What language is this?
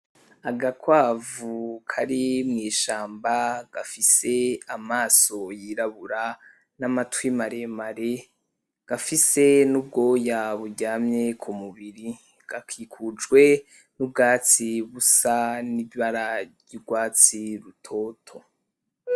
Rundi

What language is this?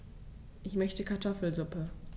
German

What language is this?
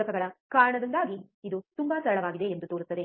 Kannada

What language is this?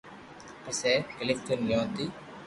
Loarki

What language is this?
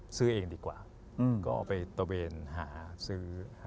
Thai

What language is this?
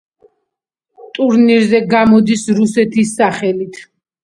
Georgian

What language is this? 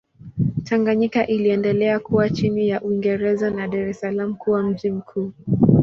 Swahili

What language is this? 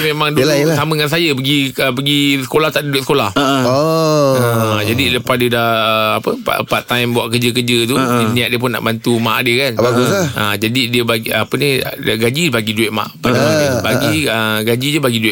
Malay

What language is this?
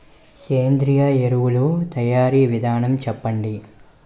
Telugu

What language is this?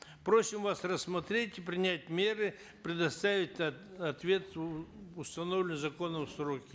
Kazakh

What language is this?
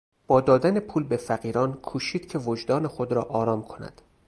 Persian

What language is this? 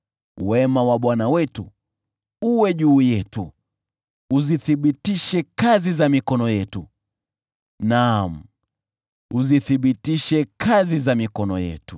Swahili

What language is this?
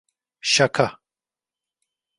Turkish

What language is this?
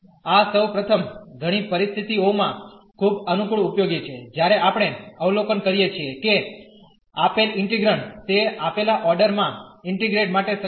Gujarati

